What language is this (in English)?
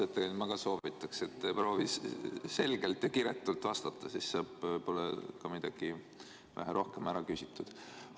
Estonian